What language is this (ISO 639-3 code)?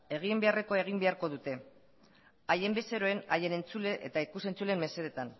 eus